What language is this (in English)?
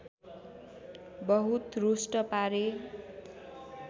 Nepali